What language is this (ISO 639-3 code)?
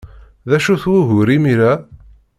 kab